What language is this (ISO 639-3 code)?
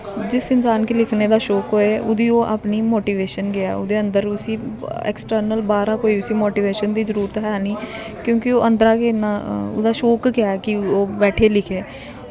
doi